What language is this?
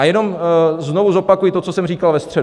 Czech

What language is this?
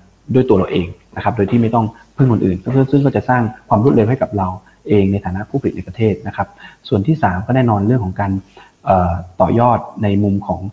Thai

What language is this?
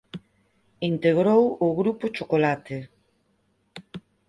Galician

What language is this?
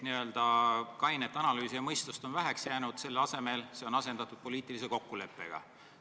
Estonian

